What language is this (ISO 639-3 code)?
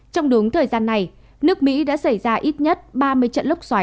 vie